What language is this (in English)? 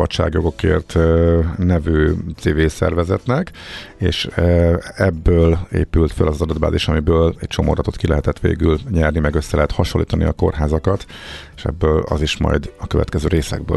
Hungarian